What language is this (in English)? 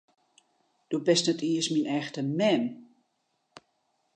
Western Frisian